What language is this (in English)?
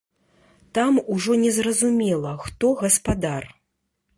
Belarusian